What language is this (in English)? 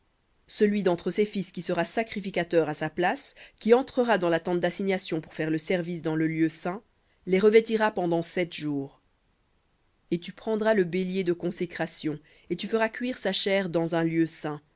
French